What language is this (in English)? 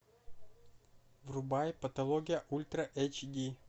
Russian